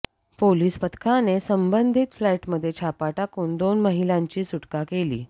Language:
Marathi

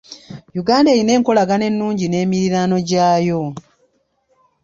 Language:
Ganda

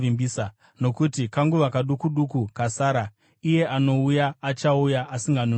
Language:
Shona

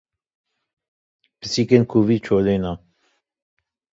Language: Kurdish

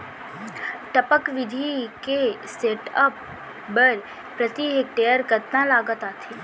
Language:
Chhattisgarhi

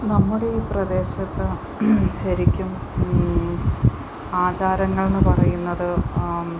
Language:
Malayalam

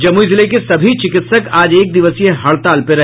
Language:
Hindi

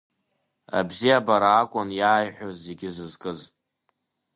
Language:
Abkhazian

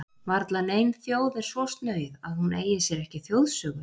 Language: Icelandic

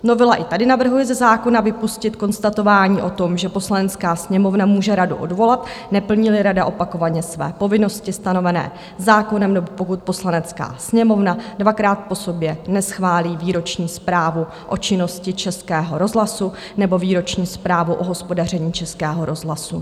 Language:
Czech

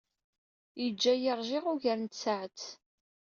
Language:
Kabyle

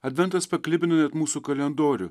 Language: Lithuanian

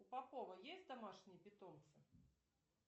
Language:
Russian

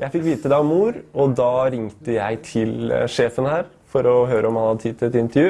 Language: Norwegian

